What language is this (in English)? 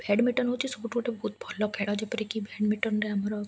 Odia